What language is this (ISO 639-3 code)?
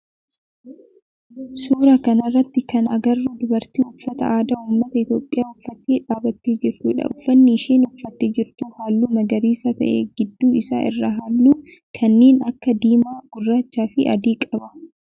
orm